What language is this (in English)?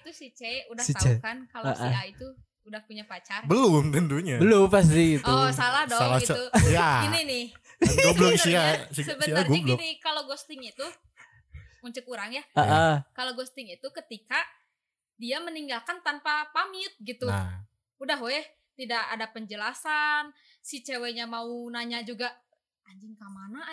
Indonesian